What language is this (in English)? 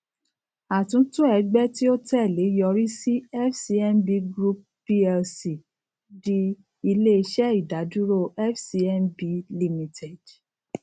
Yoruba